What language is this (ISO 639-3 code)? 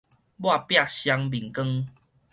nan